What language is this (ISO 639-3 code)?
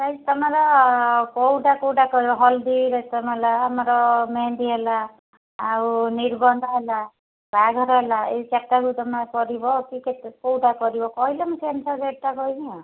ori